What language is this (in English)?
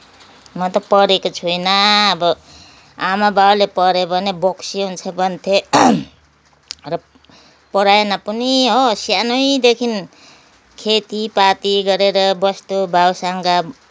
Nepali